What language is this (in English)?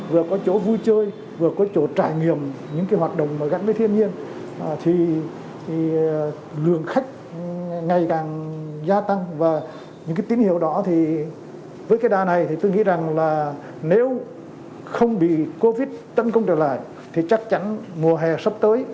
Vietnamese